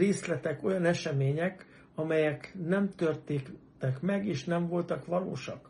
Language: Hungarian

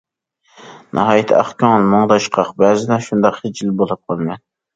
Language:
Uyghur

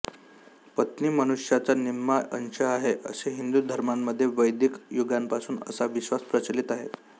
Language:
Marathi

